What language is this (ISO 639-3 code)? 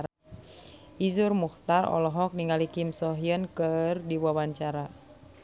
sun